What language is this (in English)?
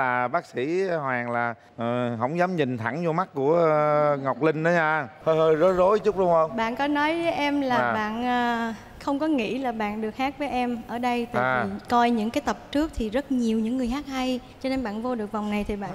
Vietnamese